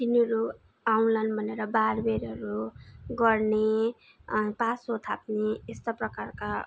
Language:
Nepali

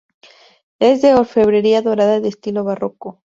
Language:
Spanish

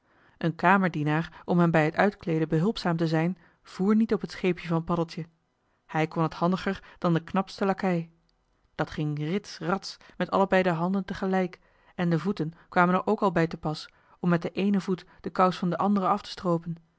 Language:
Dutch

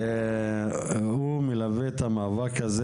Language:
Hebrew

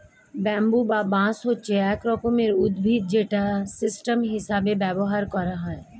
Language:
Bangla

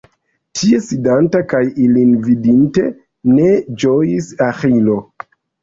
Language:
Esperanto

